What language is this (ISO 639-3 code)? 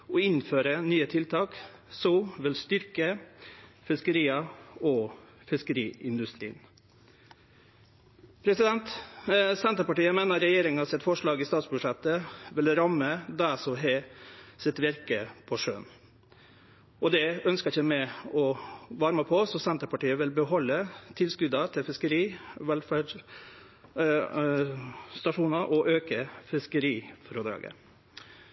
nor